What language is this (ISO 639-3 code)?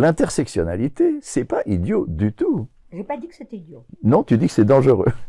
fra